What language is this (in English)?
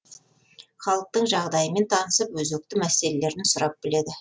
Kazakh